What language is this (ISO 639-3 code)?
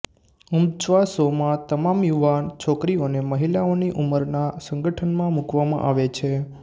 guj